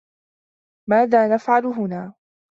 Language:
Arabic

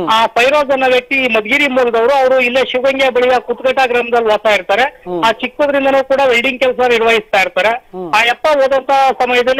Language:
English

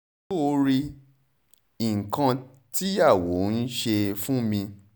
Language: Yoruba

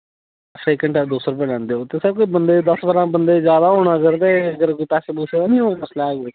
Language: Dogri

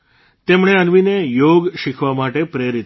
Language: Gujarati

